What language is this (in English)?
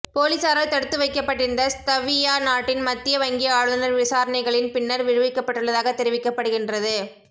Tamil